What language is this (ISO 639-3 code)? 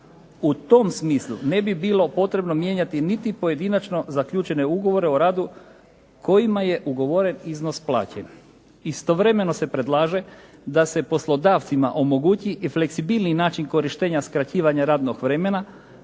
hrv